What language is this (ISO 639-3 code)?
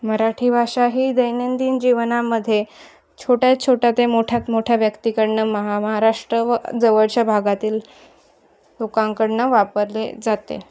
mar